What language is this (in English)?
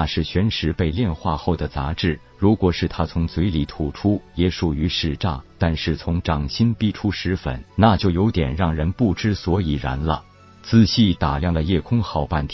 Chinese